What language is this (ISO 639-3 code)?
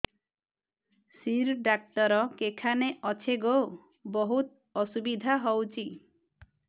ori